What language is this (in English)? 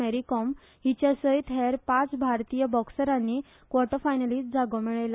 Konkani